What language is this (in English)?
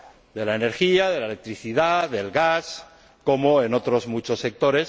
Spanish